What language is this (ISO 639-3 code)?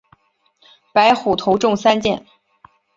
zho